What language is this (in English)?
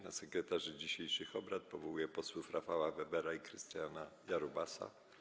Polish